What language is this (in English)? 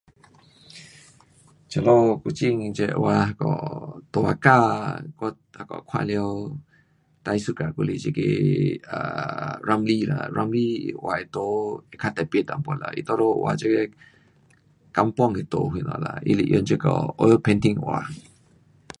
Pu-Xian Chinese